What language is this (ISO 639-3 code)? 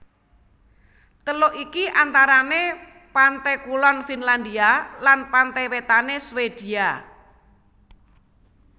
jav